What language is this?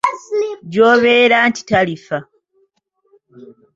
Ganda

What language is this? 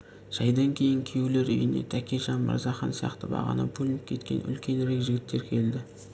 Kazakh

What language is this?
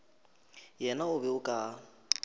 Northern Sotho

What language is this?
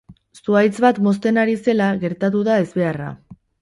Basque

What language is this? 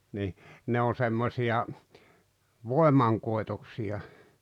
Finnish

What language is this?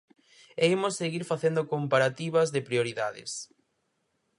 Galician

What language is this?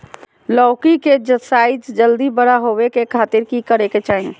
Magahi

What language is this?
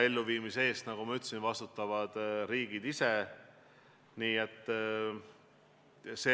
Estonian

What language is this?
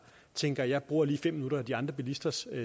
Danish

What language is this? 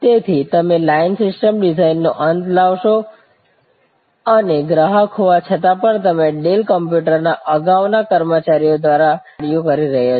Gujarati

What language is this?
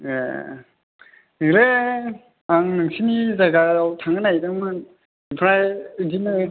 Bodo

